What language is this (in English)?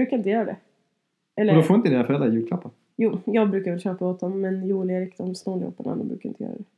Swedish